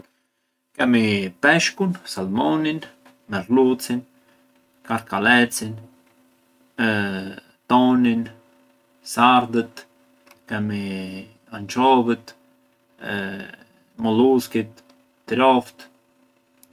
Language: Arbëreshë Albanian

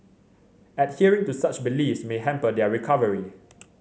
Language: English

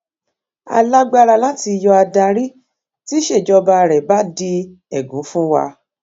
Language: Yoruba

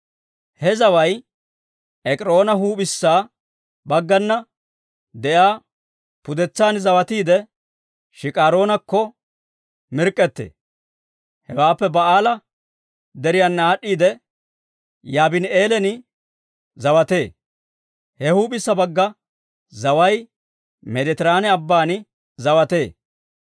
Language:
Dawro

